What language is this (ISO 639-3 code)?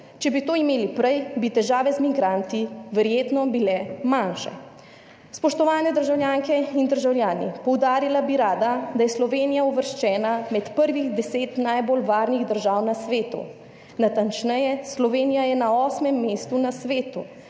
slv